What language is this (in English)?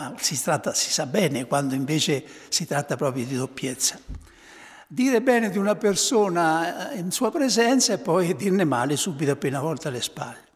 Italian